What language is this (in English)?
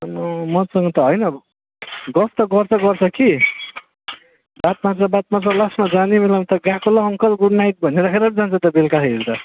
Nepali